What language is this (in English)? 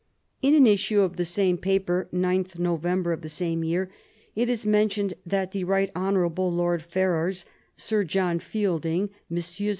English